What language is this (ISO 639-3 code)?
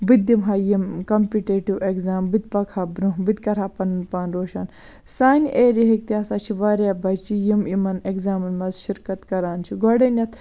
kas